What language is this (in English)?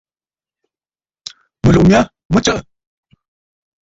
Bafut